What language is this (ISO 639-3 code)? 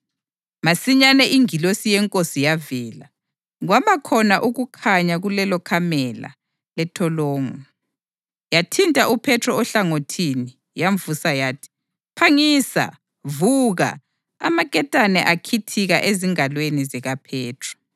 nde